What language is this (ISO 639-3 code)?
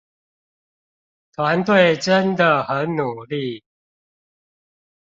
zho